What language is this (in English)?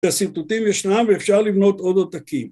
Hebrew